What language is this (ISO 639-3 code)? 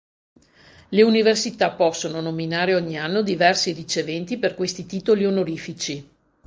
ita